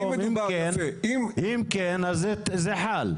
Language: Hebrew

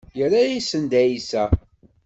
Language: Kabyle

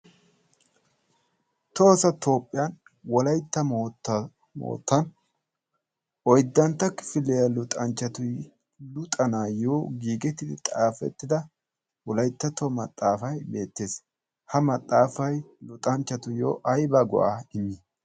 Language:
Wolaytta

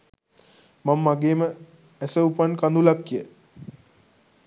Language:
Sinhala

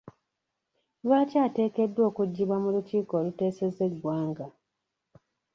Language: Ganda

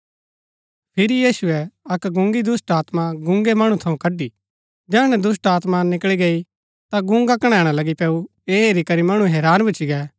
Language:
Gaddi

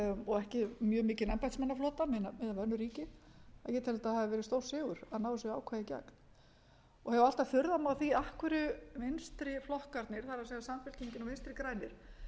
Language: Icelandic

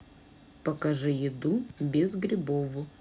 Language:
Russian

